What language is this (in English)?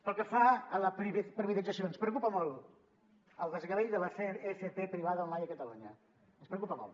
Catalan